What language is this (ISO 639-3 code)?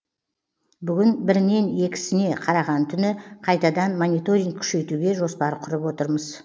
kaz